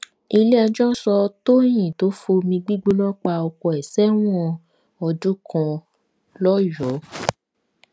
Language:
Yoruba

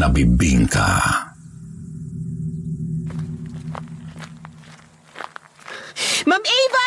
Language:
Filipino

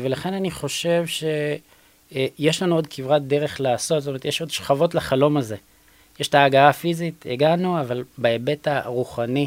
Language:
Hebrew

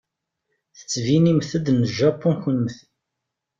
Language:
Kabyle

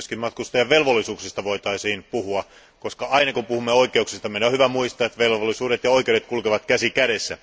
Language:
Finnish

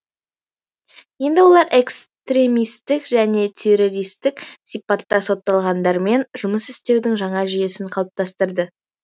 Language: Kazakh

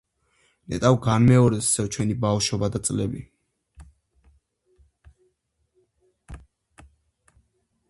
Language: Georgian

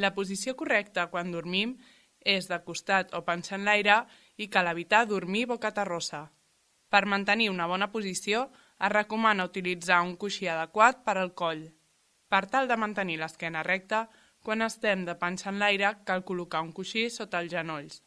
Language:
Spanish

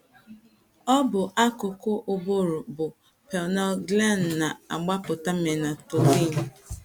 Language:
Igbo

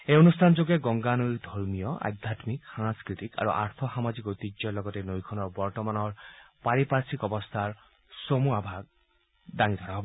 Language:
Assamese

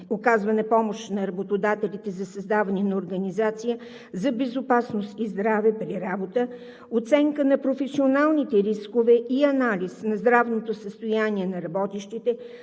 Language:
Bulgarian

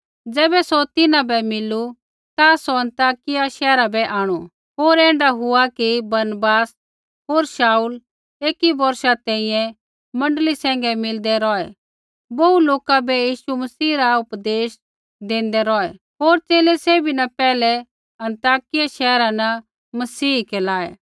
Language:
Kullu Pahari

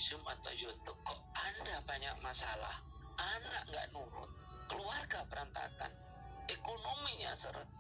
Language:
Indonesian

